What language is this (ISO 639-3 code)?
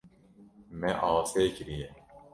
kur